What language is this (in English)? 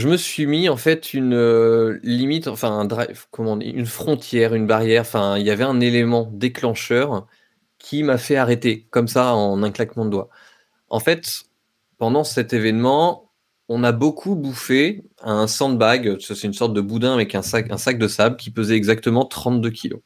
French